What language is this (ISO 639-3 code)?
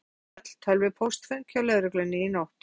isl